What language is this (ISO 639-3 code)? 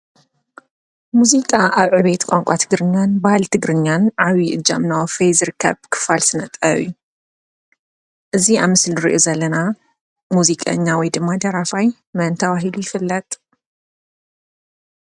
tir